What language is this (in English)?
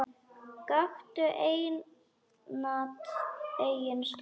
Icelandic